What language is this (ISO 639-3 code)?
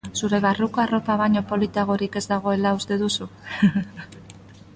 eus